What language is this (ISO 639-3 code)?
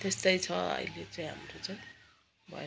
nep